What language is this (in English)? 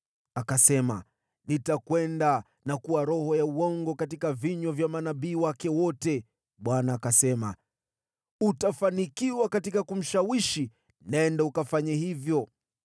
Swahili